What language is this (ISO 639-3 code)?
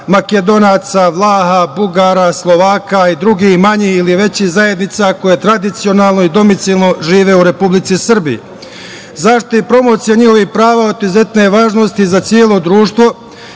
srp